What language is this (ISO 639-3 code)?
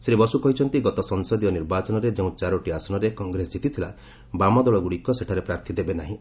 ori